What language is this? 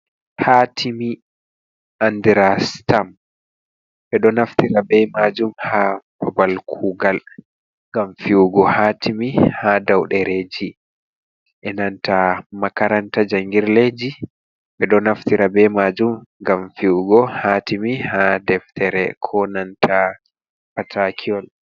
Fula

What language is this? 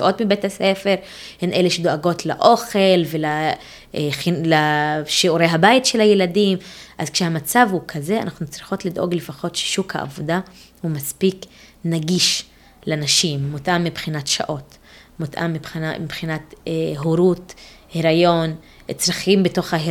Hebrew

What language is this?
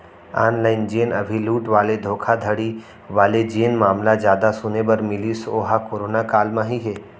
Chhattisgarhi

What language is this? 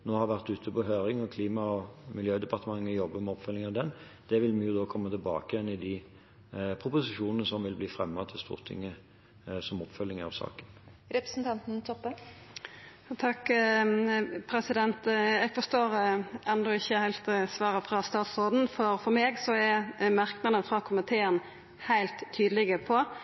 Norwegian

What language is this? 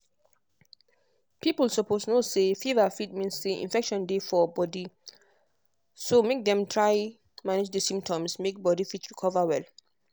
Nigerian Pidgin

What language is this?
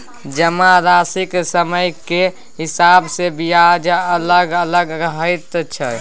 Maithili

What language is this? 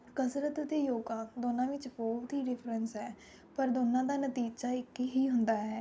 Punjabi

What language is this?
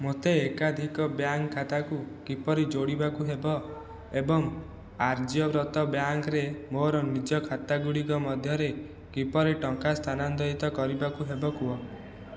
Odia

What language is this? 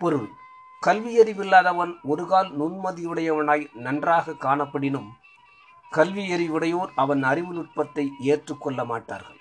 Tamil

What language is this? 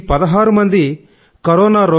Telugu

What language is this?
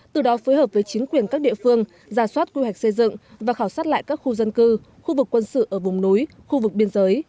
Vietnamese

